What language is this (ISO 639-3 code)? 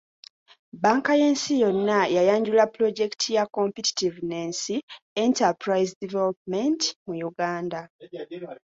lug